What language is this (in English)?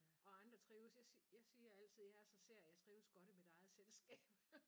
Danish